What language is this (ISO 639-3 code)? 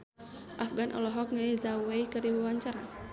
sun